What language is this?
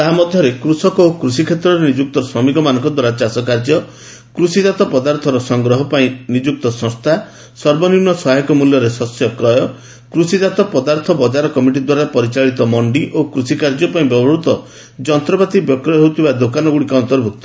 Odia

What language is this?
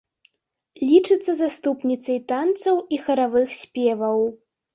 Belarusian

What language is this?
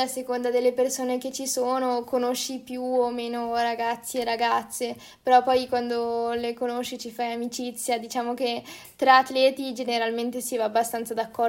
Italian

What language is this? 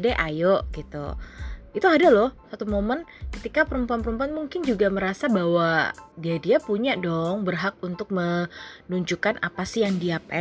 Indonesian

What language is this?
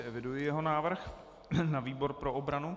Czech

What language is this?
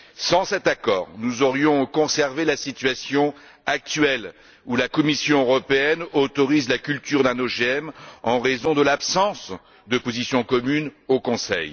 French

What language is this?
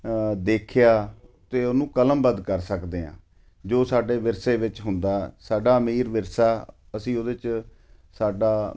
Punjabi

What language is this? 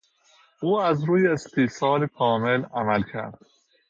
Persian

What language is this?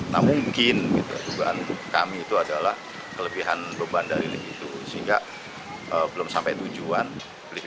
Indonesian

